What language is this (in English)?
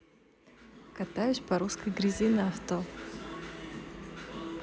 Russian